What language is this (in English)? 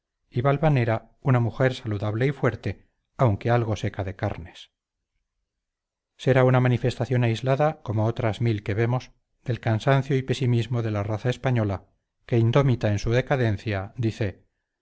Spanish